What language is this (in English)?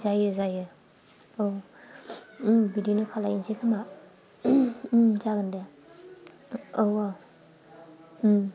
Bodo